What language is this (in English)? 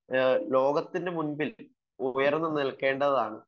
Malayalam